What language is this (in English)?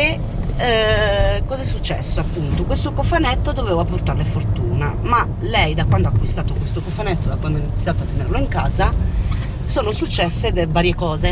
Italian